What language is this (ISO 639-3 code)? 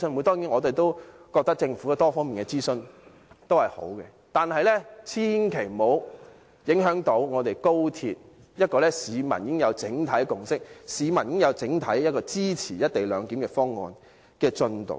yue